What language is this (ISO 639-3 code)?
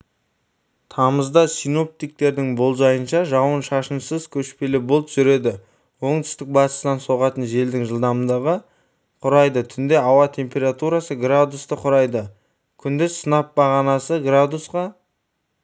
kaz